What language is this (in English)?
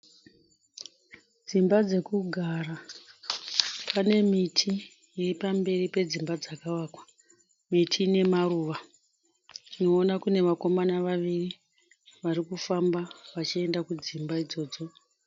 Shona